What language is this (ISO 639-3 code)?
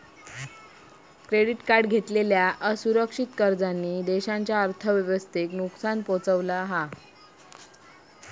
mar